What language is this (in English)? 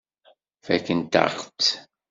Kabyle